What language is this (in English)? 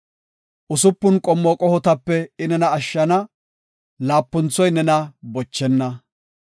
Gofa